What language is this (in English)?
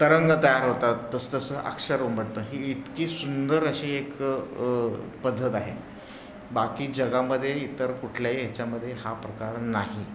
Marathi